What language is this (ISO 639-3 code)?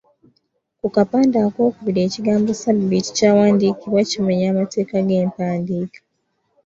lug